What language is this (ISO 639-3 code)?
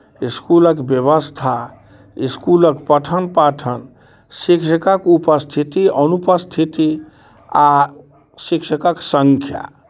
mai